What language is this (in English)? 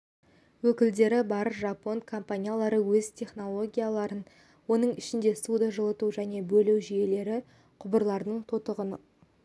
Kazakh